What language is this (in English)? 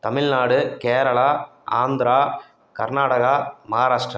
Tamil